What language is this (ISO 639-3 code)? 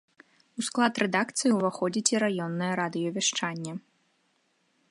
bel